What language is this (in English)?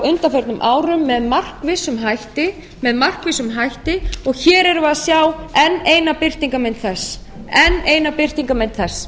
Icelandic